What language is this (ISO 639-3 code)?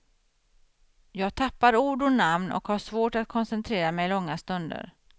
swe